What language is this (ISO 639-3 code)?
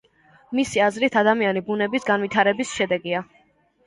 kat